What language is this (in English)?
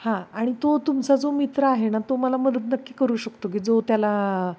Marathi